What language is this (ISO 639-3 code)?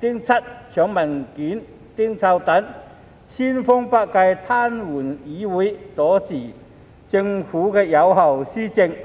yue